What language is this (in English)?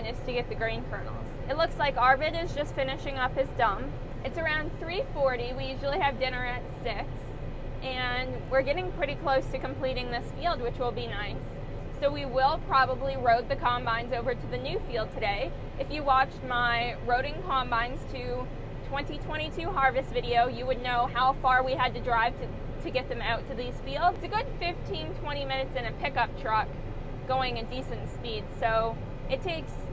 English